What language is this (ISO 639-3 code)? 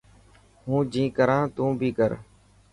mki